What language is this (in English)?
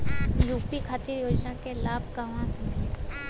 Bhojpuri